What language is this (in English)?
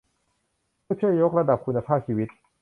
Thai